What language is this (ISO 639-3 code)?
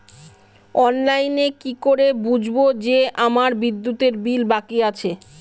ben